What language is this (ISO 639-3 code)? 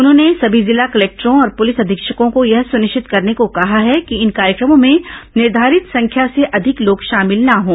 hin